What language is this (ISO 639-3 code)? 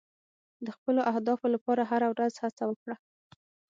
pus